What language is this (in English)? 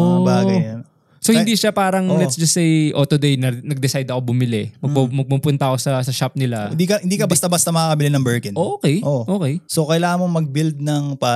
Filipino